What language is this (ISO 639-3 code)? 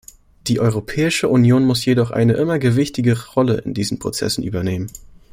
deu